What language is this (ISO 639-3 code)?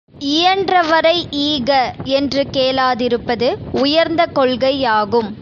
tam